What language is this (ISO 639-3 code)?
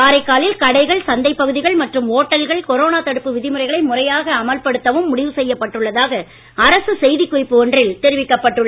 tam